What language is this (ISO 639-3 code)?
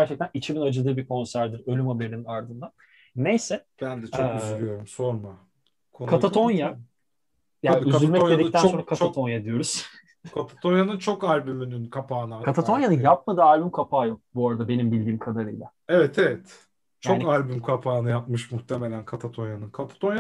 tur